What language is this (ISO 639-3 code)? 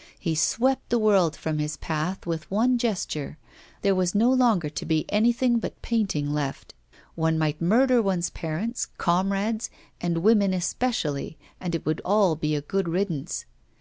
eng